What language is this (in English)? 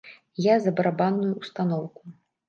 Belarusian